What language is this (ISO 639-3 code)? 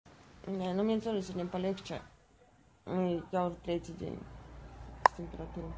rus